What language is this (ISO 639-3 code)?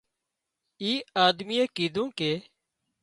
kxp